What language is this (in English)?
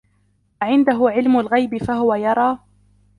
Arabic